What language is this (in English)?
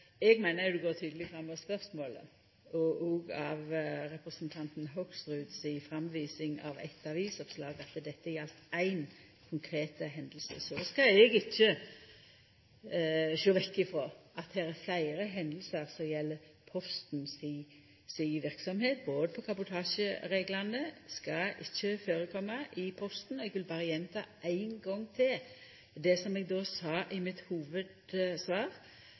Norwegian Nynorsk